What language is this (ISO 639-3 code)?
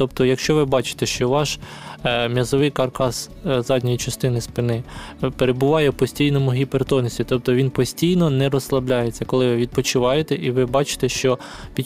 ukr